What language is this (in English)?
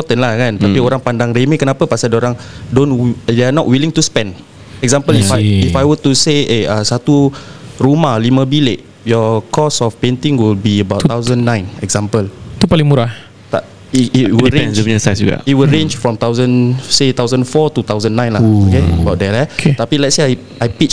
Malay